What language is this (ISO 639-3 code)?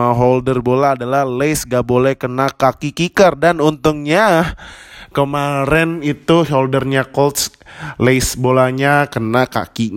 ind